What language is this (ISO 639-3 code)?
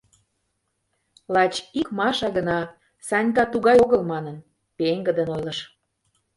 chm